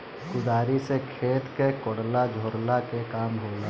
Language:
Bhojpuri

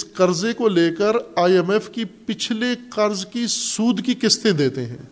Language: Urdu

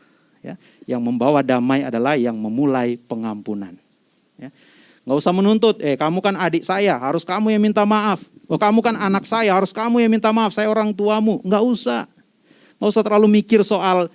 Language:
Indonesian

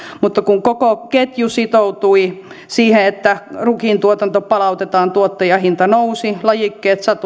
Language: Finnish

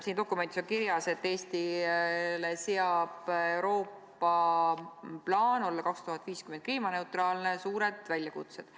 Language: Estonian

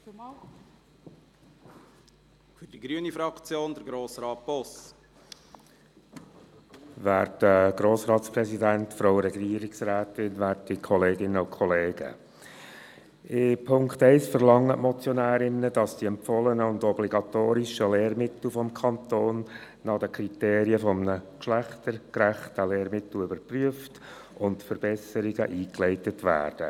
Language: Swiss German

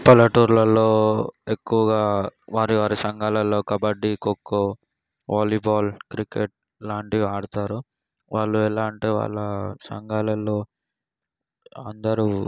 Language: Telugu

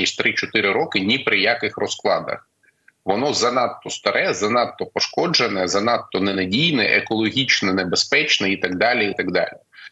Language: Ukrainian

